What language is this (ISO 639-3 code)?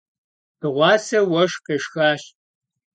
kbd